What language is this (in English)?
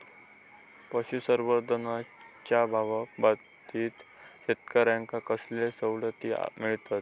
Marathi